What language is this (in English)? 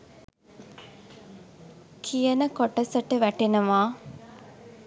Sinhala